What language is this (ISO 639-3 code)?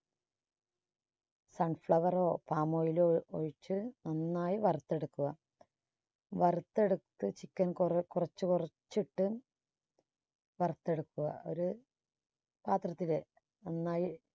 mal